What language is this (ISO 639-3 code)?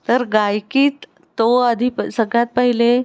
mar